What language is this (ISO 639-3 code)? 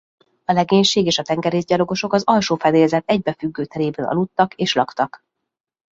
hun